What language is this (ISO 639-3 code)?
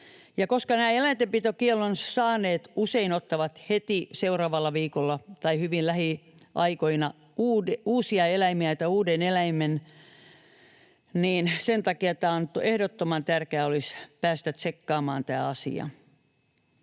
fin